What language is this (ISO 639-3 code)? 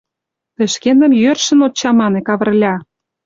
chm